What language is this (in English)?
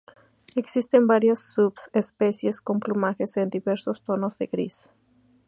Spanish